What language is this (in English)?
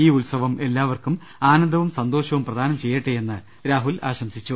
Malayalam